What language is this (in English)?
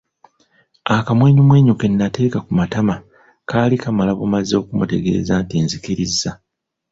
Ganda